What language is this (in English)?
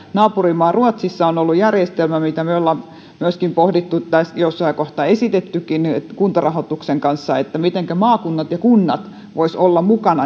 Finnish